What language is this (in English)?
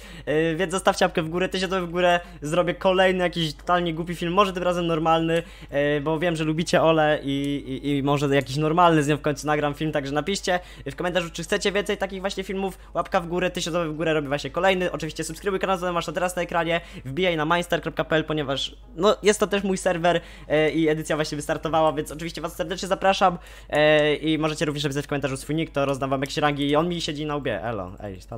Polish